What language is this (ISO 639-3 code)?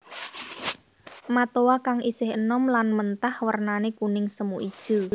jav